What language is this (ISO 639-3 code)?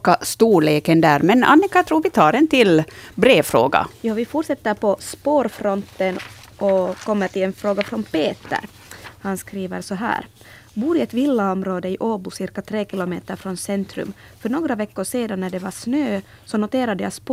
swe